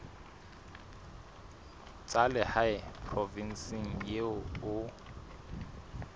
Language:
Southern Sotho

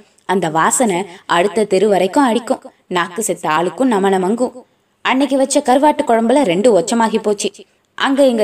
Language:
Tamil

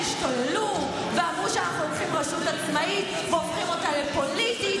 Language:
Hebrew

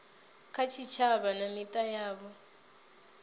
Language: Venda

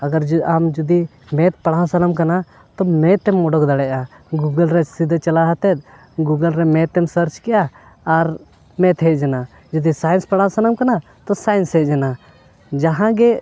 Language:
Santali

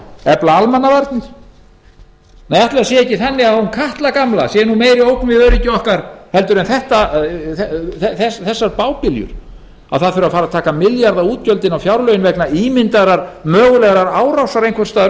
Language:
Icelandic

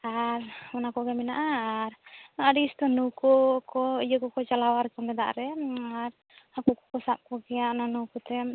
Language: Santali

